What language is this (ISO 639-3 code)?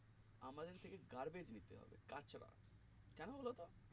ben